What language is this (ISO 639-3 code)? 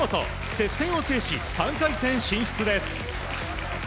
jpn